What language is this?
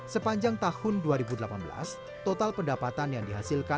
Indonesian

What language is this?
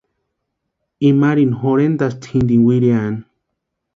Western Highland Purepecha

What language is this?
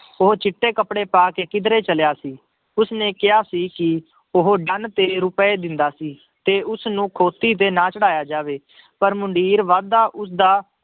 Punjabi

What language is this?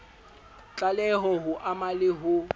Southern Sotho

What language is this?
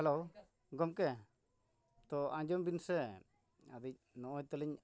Santali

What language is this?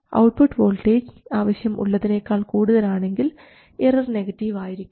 Malayalam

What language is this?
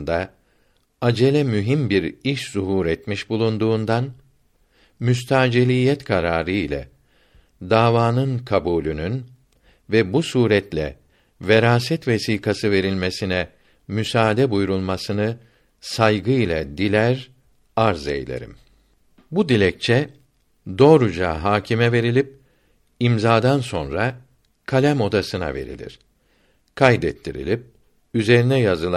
Turkish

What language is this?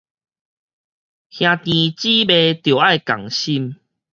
Min Nan Chinese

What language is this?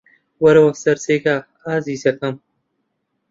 Central Kurdish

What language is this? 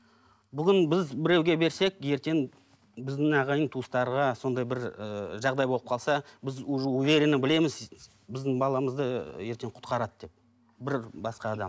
Kazakh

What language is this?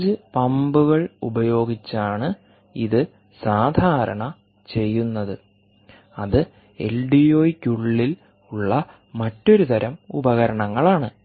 Malayalam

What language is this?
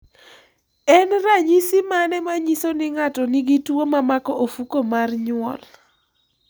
Luo (Kenya and Tanzania)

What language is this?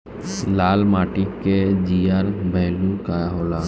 Bhojpuri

